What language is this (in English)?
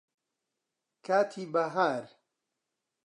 Central Kurdish